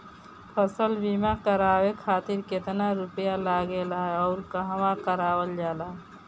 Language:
Bhojpuri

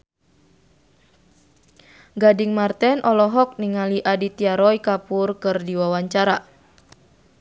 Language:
Sundanese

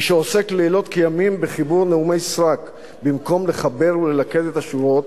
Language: Hebrew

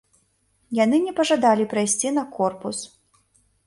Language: Belarusian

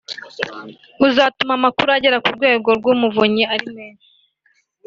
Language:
Kinyarwanda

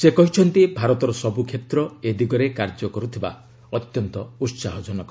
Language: Odia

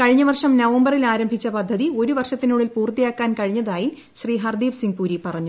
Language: Malayalam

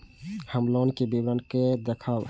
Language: Maithili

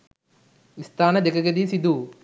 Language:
Sinhala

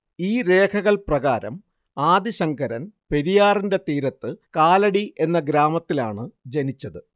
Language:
Malayalam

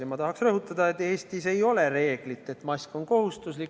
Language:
Estonian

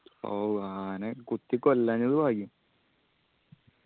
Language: Malayalam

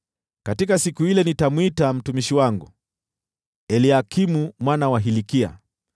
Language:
Swahili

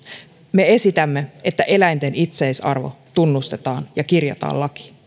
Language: Finnish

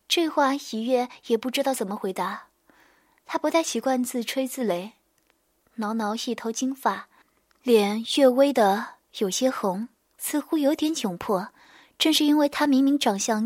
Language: Chinese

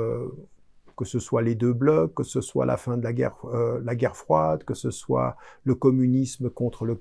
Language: French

